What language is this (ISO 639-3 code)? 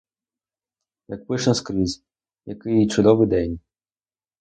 ukr